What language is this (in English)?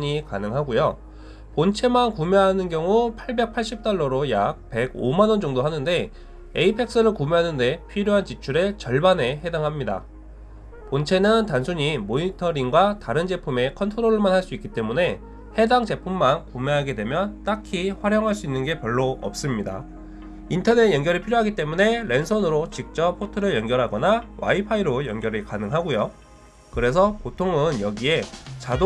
Korean